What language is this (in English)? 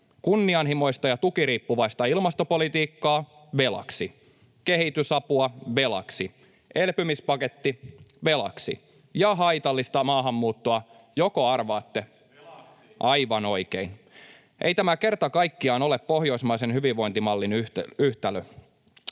Finnish